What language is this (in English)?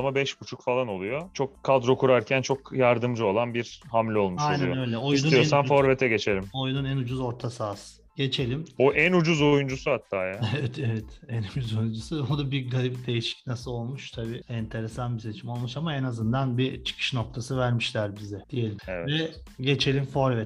Turkish